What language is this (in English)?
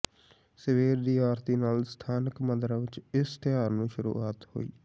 Punjabi